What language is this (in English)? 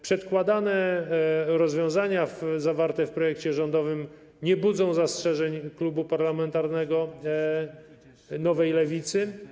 Polish